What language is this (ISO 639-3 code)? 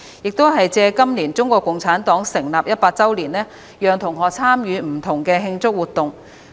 yue